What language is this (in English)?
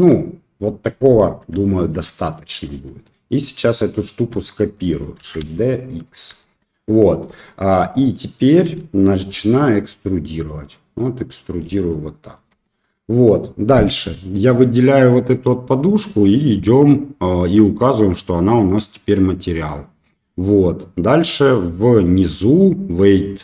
Russian